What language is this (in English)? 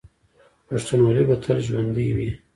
Pashto